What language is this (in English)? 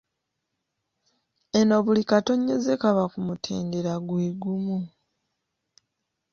Ganda